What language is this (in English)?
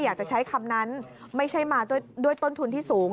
Thai